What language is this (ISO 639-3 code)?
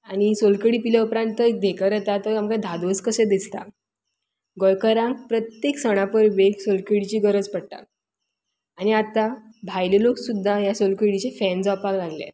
kok